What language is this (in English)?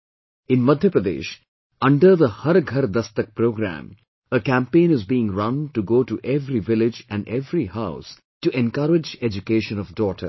English